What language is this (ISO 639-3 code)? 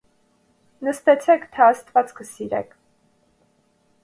hye